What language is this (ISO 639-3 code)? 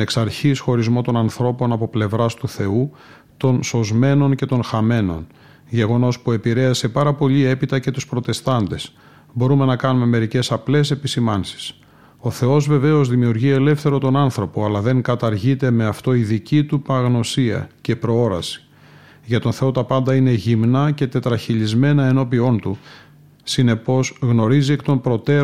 ell